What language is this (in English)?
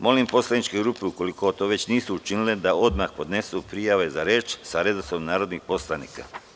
Serbian